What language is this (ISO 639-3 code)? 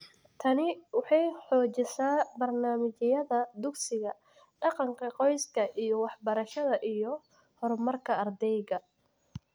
som